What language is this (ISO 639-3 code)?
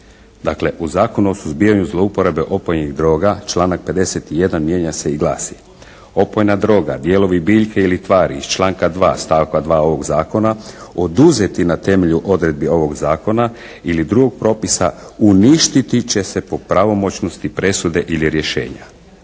hrv